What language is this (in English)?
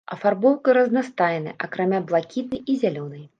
Belarusian